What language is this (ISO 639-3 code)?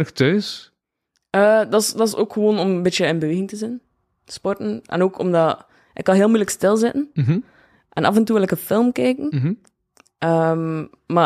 nld